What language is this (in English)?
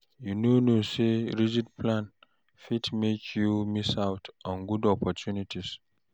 Nigerian Pidgin